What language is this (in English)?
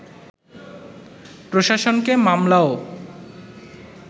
Bangla